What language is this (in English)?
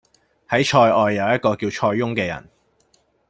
Cantonese